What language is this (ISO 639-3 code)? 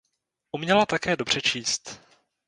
ces